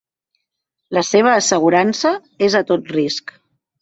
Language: Catalan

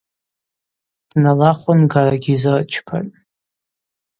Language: Abaza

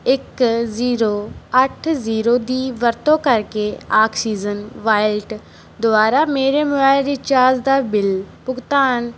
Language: Punjabi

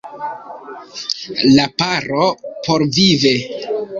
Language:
Esperanto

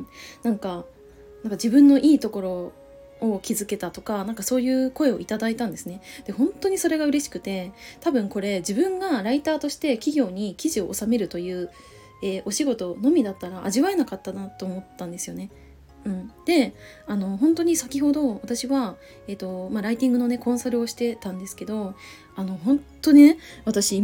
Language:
Japanese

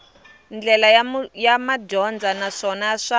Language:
Tsonga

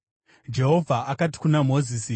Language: Shona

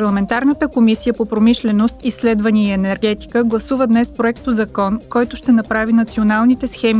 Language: Bulgarian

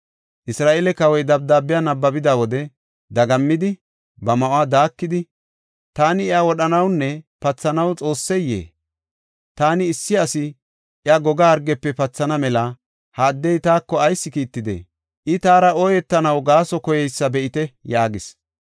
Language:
Gofa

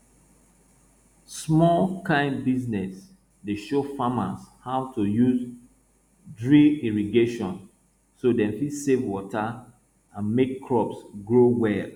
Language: Nigerian Pidgin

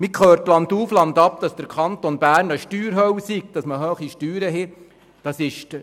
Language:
Swiss German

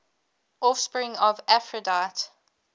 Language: English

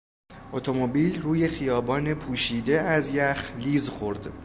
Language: Persian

